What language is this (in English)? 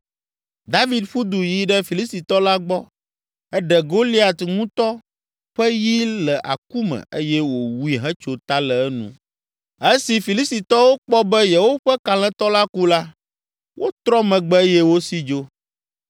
Ewe